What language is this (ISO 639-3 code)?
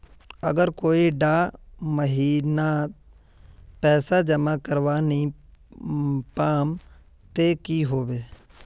mag